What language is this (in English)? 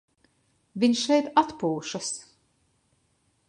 Latvian